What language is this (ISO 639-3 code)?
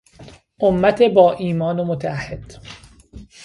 fas